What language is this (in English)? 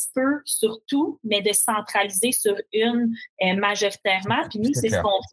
French